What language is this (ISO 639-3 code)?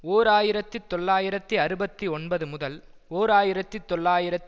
tam